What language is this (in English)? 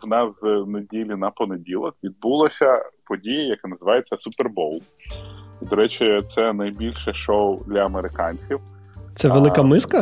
Ukrainian